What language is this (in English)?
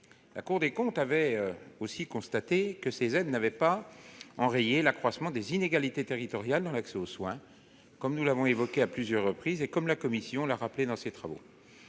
French